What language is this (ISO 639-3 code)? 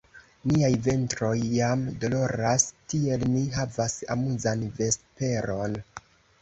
epo